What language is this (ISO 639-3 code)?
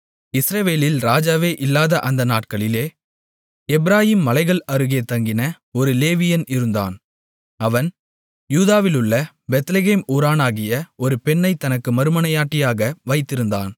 tam